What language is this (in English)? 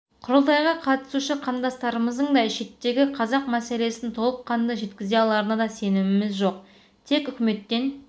Kazakh